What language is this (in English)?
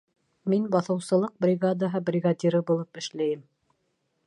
Bashkir